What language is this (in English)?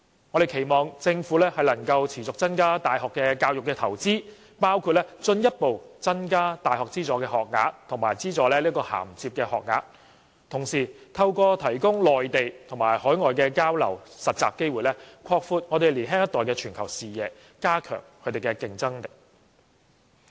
Cantonese